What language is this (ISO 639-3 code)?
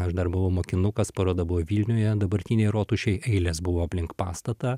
lit